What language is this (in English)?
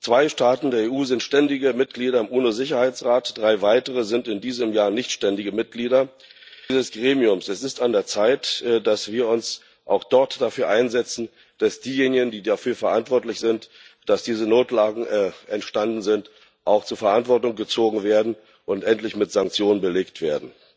German